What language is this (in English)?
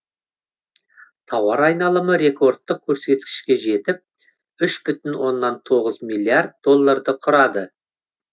Kazakh